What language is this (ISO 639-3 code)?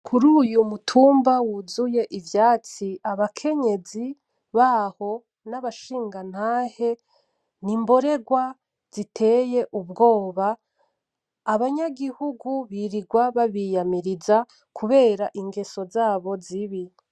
run